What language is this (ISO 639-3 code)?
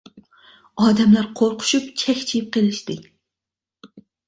uig